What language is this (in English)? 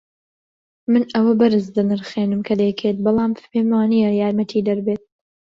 Central Kurdish